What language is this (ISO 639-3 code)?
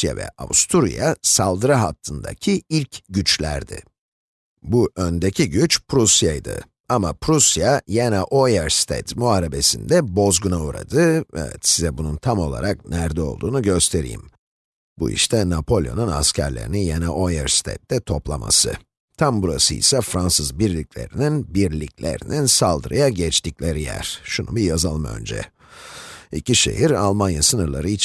tur